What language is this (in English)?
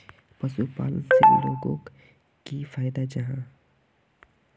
Magahi